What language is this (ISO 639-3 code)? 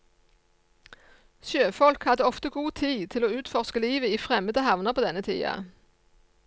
nor